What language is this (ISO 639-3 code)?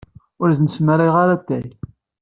kab